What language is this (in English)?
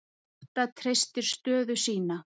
Icelandic